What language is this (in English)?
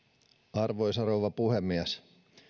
Finnish